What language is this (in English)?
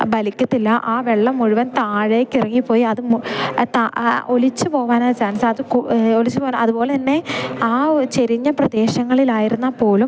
Malayalam